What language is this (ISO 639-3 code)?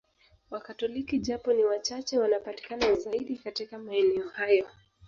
swa